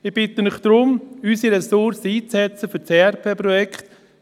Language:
Swiss German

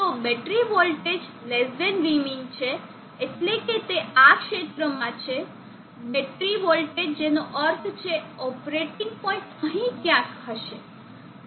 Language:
Gujarati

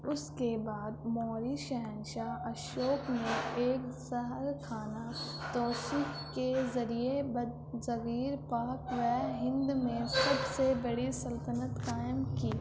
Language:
Urdu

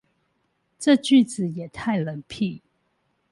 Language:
Chinese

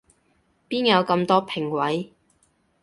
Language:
Cantonese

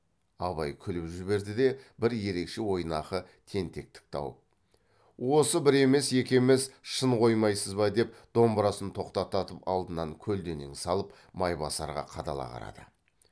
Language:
Kazakh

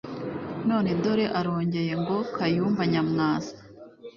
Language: Kinyarwanda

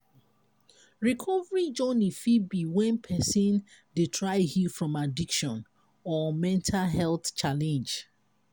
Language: Nigerian Pidgin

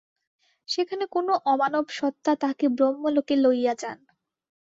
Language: Bangla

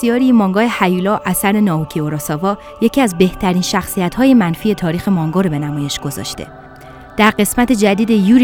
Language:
Persian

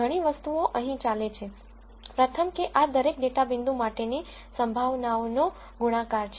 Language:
Gujarati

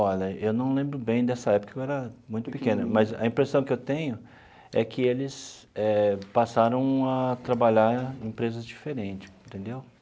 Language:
Portuguese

